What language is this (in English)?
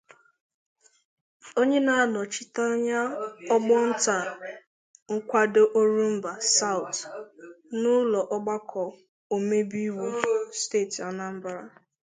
Igbo